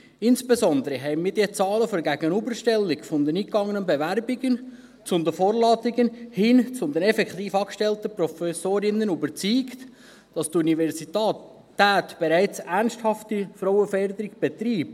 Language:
Swiss German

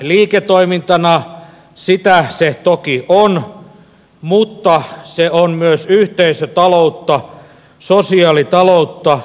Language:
Finnish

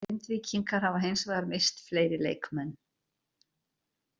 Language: Icelandic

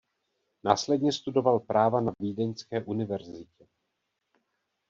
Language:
Czech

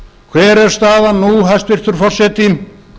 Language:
Icelandic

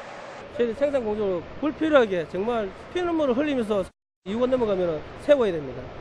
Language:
Korean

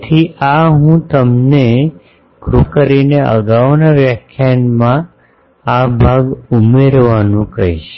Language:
Gujarati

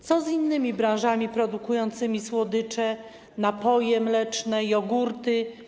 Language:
Polish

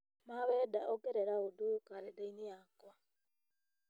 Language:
Kikuyu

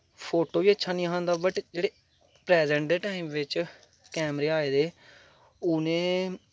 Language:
Dogri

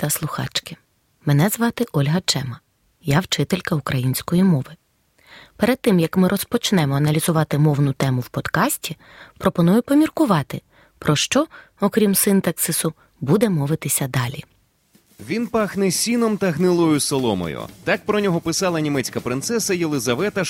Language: Ukrainian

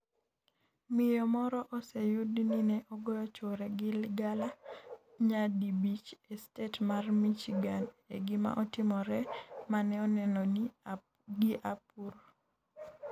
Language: Luo (Kenya and Tanzania)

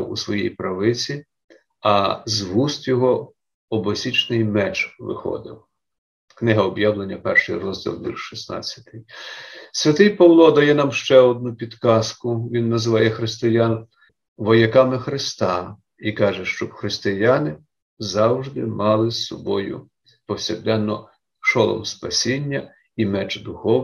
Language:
Ukrainian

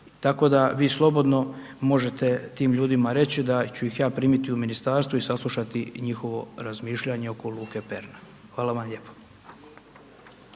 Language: Croatian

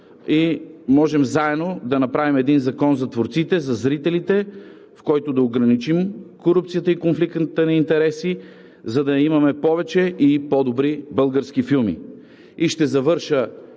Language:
Bulgarian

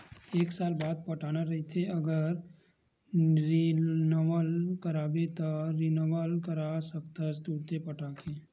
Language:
Chhattisgarhi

